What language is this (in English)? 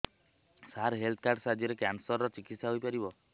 Odia